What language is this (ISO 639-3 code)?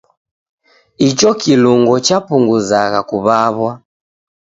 dav